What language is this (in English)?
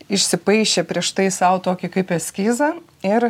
Lithuanian